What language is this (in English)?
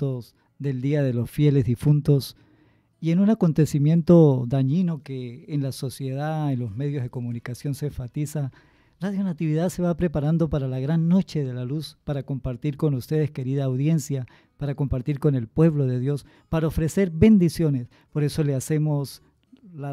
Spanish